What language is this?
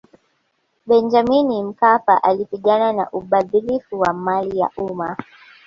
Swahili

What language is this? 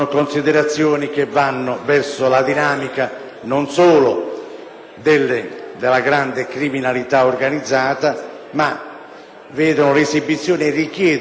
Italian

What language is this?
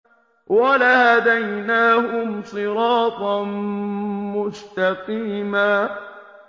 Arabic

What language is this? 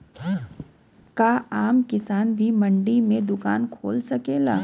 Bhojpuri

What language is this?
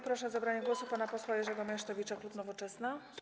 Polish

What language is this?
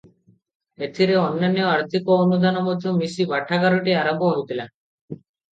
Odia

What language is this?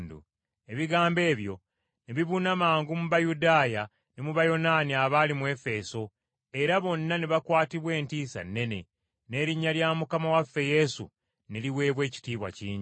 Ganda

